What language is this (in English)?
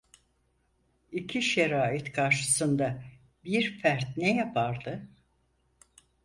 Turkish